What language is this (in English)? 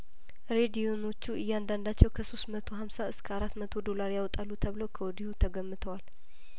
Amharic